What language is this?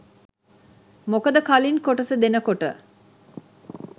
Sinhala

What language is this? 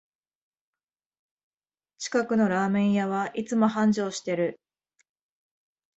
Japanese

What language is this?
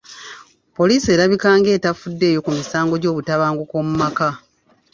Ganda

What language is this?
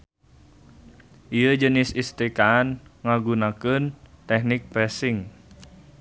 Sundanese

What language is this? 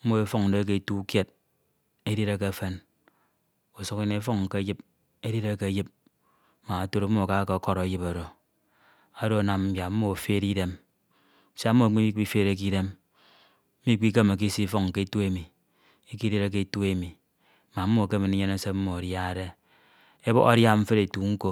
Ito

